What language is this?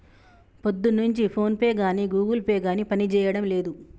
Telugu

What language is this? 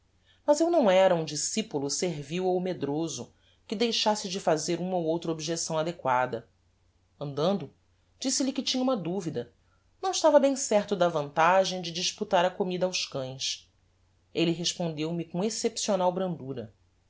Portuguese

